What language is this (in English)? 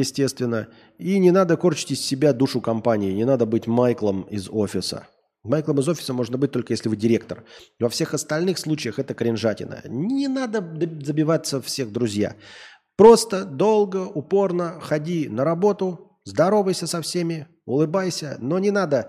Russian